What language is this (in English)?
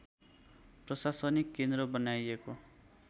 Nepali